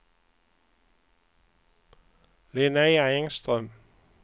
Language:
Swedish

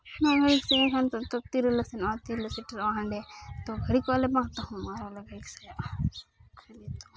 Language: Santali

